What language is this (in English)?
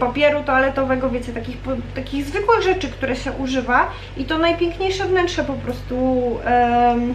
Polish